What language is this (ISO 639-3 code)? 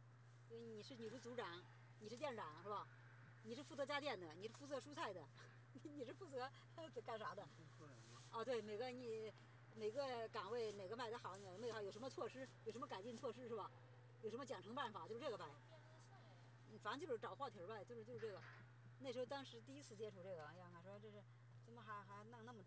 zho